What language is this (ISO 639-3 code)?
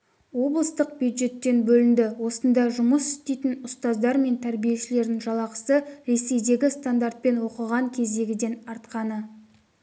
kaz